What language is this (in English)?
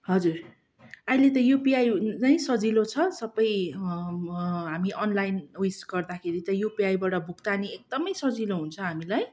Nepali